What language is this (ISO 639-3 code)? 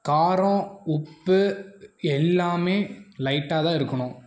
tam